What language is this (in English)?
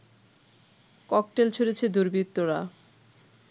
Bangla